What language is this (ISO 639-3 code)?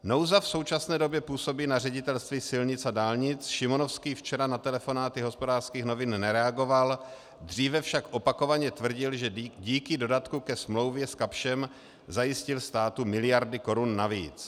ces